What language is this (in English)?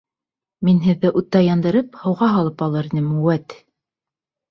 Bashkir